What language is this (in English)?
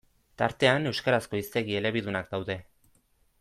Basque